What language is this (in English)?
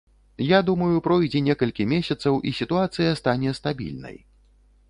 Belarusian